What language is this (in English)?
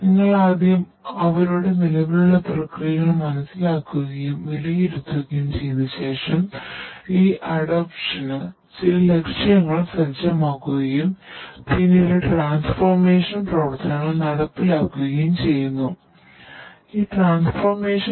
Malayalam